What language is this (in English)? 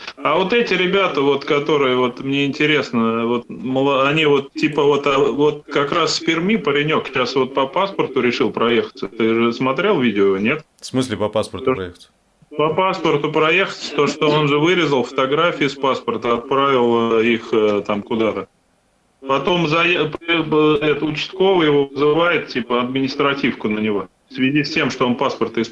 Russian